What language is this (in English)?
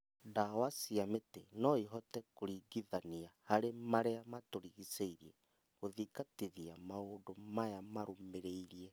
Kikuyu